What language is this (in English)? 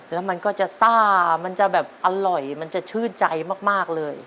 Thai